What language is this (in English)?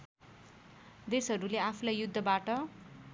Nepali